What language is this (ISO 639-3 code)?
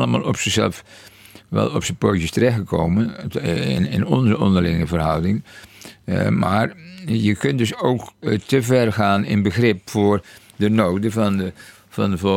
nld